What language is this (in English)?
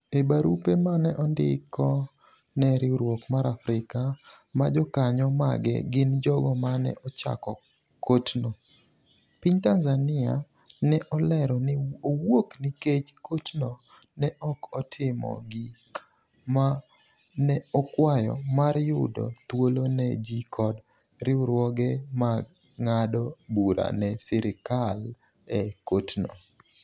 Luo (Kenya and Tanzania)